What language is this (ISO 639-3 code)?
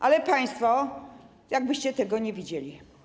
pol